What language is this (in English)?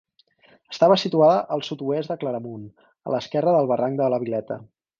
Catalan